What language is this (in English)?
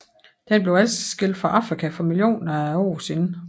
Danish